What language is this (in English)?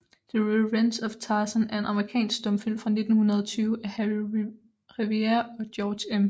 Danish